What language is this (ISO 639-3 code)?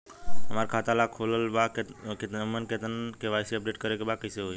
bho